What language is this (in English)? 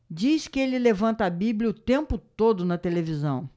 Portuguese